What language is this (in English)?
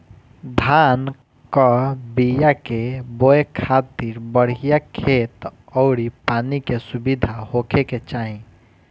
Bhojpuri